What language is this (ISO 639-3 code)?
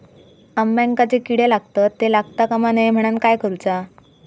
mar